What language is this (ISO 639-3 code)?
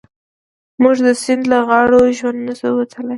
pus